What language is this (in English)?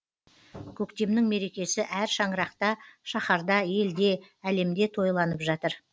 Kazakh